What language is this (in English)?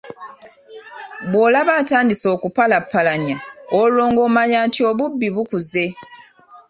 Ganda